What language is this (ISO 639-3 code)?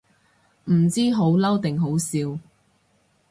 yue